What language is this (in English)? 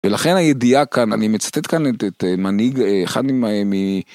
Hebrew